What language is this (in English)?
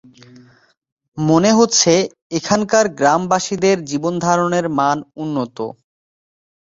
Bangla